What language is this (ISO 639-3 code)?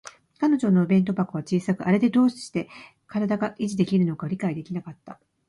jpn